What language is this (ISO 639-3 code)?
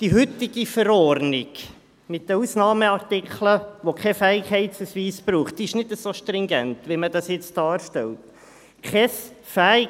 gsw